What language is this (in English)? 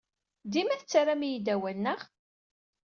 Kabyle